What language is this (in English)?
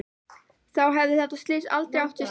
Icelandic